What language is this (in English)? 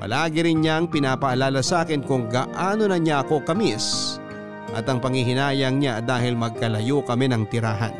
Filipino